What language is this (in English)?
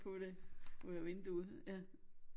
Danish